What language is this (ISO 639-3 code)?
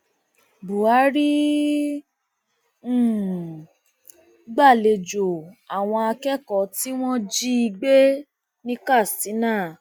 yor